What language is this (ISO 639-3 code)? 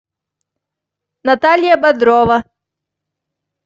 rus